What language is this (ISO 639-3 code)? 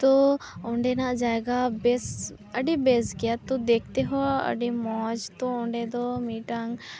sat